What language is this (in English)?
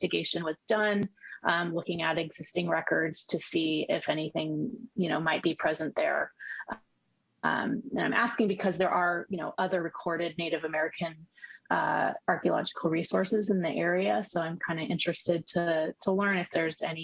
English